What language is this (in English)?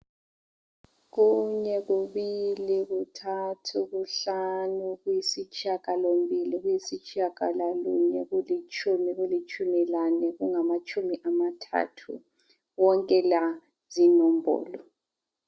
North Ndebele